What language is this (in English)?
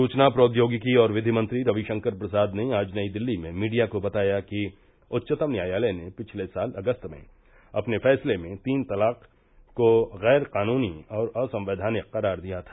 Hindi